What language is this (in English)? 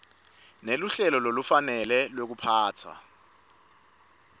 Swati